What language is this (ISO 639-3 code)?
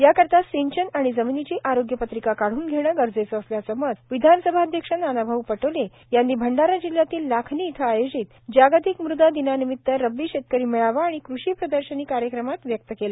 mar